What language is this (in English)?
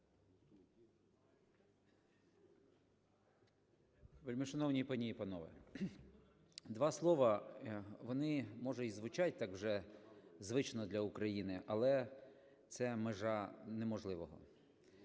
Ukrainian